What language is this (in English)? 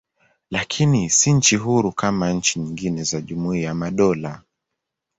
Swahili